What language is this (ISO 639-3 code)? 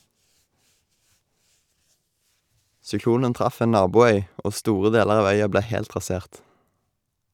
nor